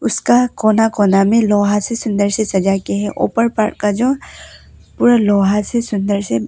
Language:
Hindi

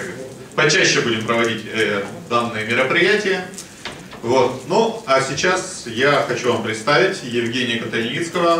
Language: Russian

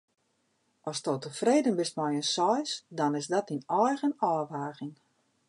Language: Western Frisian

